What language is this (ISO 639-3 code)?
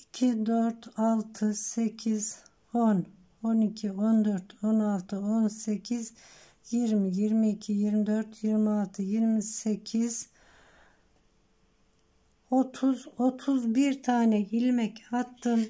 tur